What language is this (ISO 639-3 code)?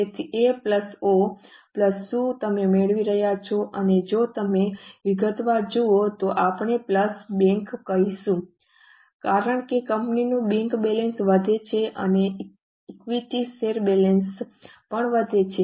guj